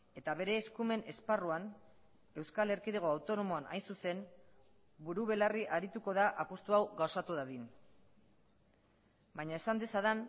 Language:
Basque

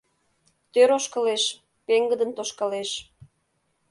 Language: Mari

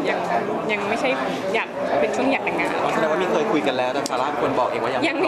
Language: Thai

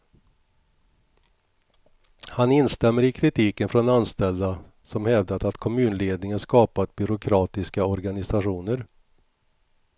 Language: Swedish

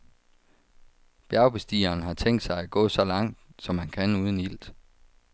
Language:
Danish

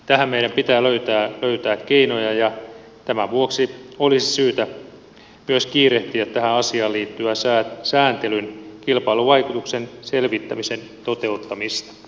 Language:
Finnish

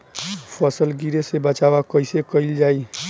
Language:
Bhojpuri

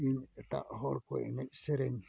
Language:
Santali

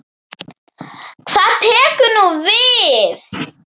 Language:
Icelandic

